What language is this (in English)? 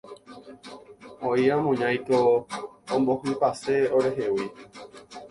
Guarani